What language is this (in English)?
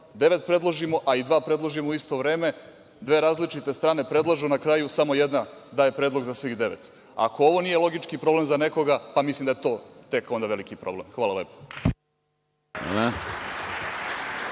Serbian